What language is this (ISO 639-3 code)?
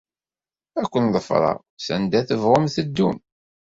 kab